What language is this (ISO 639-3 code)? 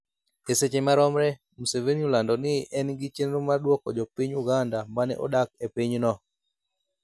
luo